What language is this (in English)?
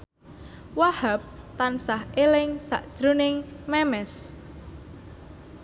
Javanese